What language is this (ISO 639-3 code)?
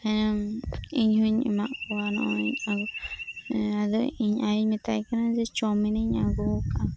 sat